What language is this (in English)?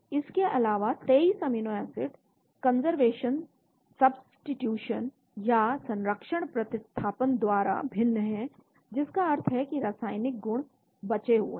Hindi